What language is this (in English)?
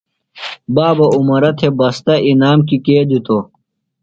Phalura